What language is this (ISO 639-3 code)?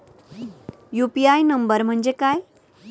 mar